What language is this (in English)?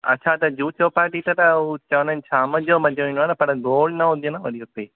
Sindhi